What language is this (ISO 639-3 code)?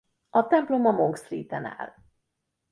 hun